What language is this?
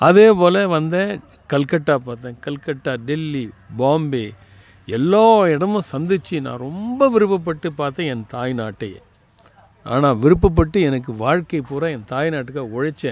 Tamil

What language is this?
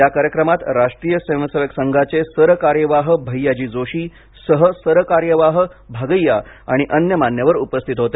Marathi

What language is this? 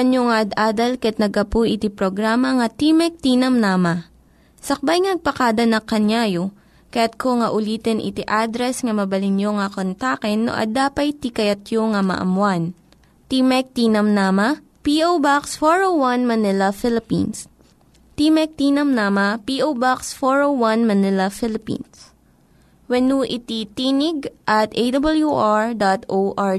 Filipino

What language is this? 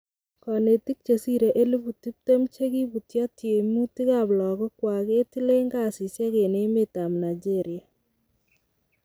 Kalenjin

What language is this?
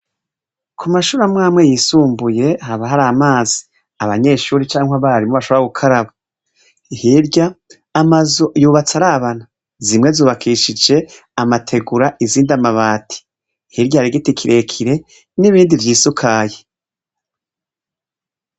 Rundi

